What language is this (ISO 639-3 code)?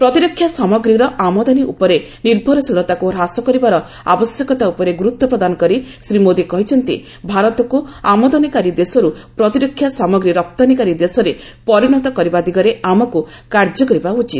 ori